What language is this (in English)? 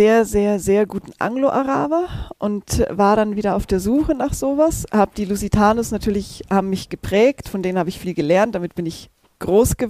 German